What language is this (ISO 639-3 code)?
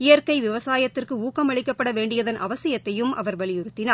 tam